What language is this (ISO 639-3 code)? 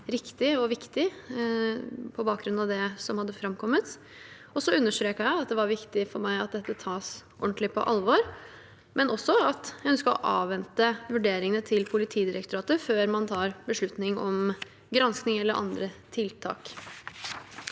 nor